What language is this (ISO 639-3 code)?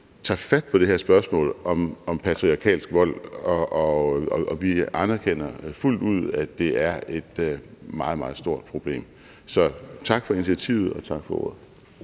dan